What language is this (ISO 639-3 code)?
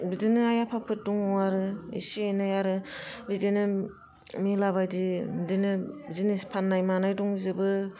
brx